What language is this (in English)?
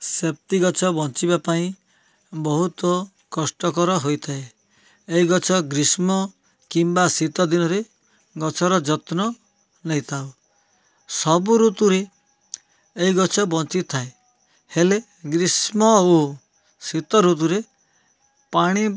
Odia